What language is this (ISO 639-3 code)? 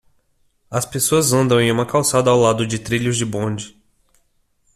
por